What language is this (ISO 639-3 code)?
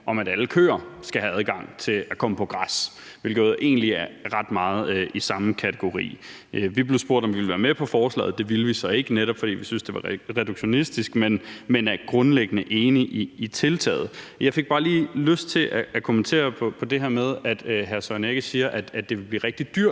dan